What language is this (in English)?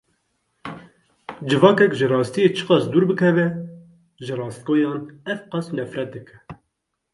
Kurdish